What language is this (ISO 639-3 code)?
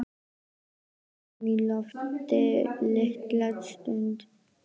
isl